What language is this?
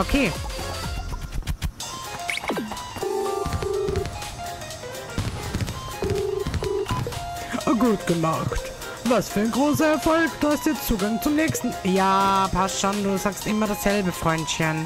German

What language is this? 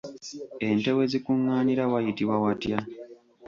Ganda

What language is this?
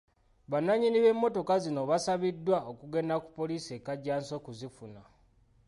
Ganda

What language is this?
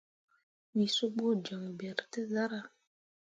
Mundang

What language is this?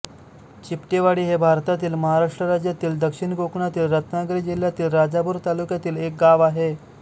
Marathi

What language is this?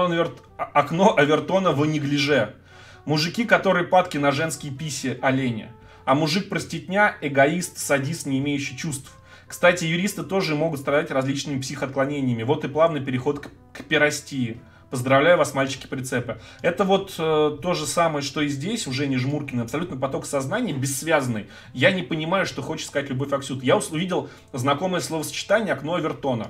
Russian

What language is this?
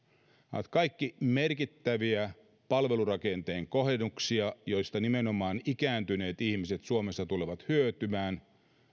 Finnish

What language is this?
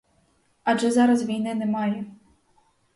Ukrainian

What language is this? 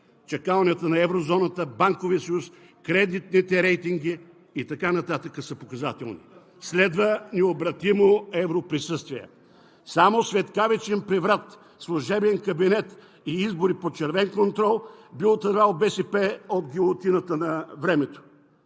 Bulgarian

